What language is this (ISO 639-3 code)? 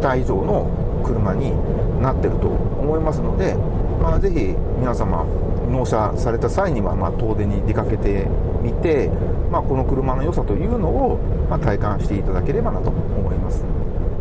jpn